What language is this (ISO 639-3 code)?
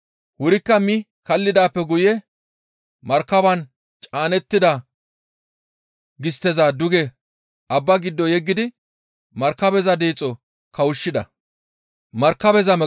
gmv